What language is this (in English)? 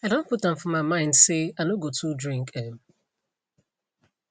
Nigerian Pidgin